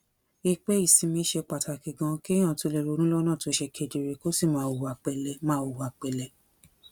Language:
Yoruba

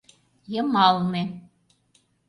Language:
Mari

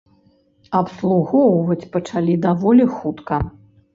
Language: Belarusian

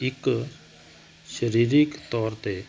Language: Punjabi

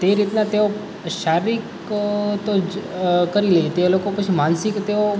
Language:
Gujarati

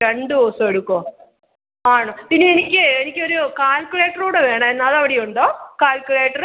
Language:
Malayalam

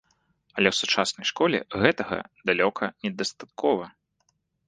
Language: Belarusian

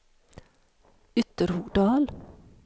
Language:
Swedish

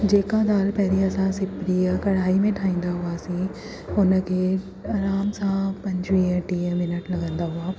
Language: Sindhi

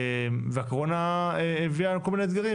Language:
Hebrew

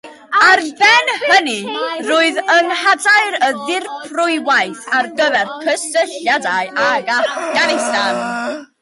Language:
Welsh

